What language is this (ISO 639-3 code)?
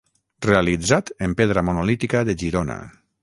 cat